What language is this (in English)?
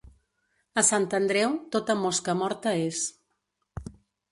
Catalan